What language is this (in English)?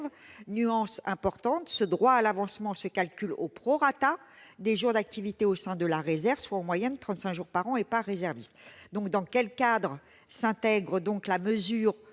French